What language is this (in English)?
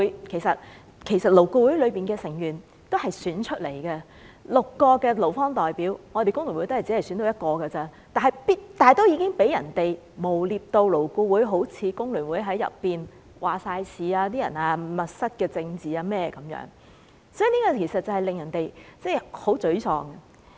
Cantonese